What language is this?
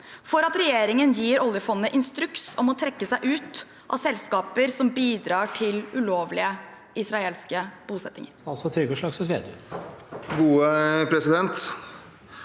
Norwegian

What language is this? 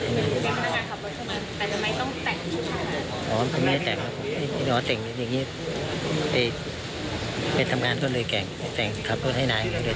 Thai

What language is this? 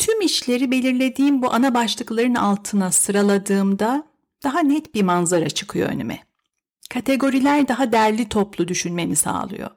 Turkish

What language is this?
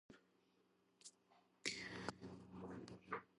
Georgian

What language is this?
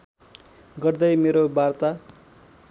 Nepali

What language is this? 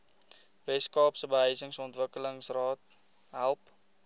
Afrikaans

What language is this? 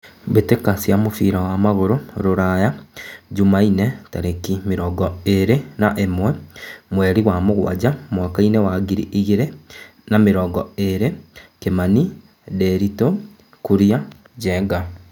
Kikuyu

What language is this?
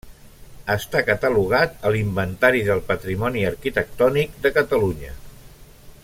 Catalan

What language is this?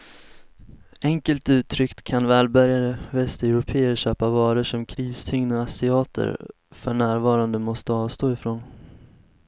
Swedish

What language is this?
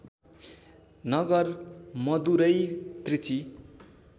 Nepali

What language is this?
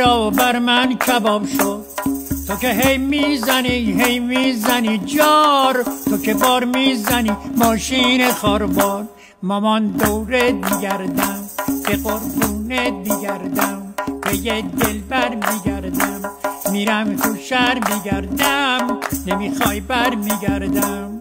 Persian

